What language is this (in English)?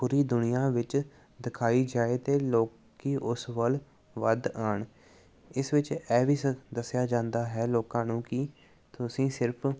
Punjabi